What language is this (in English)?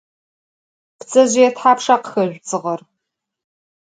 Adyghe